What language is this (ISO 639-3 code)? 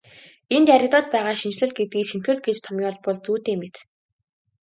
mon